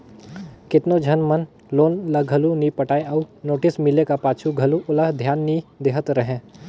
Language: Chhattisgarhi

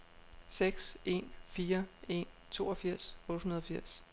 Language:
Danish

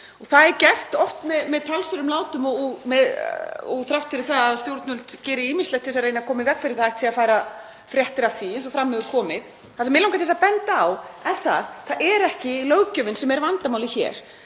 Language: Icelandic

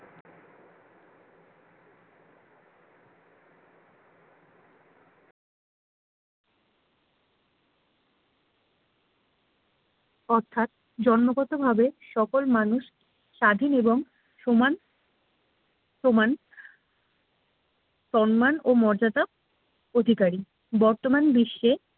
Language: Bangla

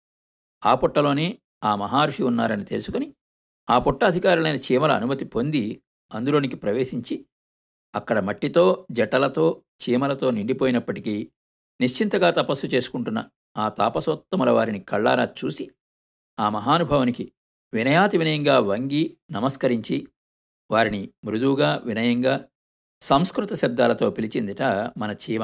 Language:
Telugu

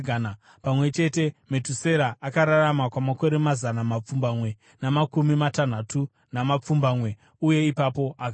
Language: Shona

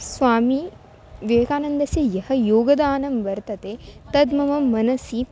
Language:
Sanskrit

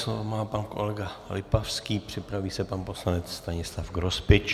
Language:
Czech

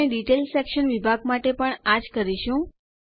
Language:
Gujarati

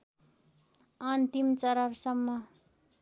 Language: Nepali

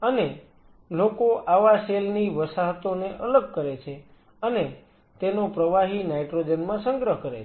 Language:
Gujarati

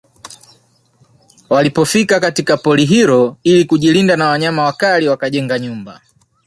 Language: Swahili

